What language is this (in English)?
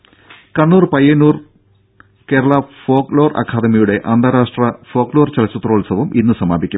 Malayalam